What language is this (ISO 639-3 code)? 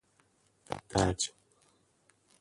fas